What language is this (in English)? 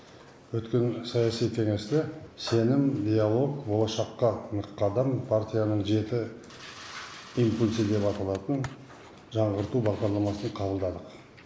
Kazakh